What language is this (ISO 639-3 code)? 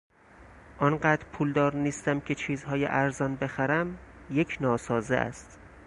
fas